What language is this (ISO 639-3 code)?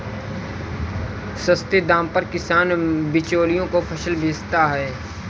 hin